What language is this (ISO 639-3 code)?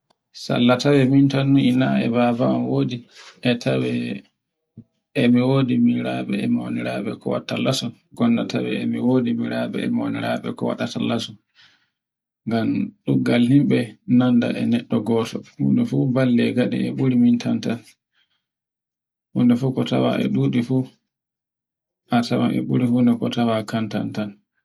fue